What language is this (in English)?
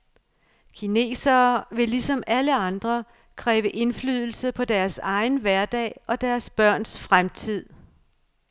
Danish